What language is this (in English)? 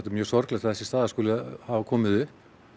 Icelandic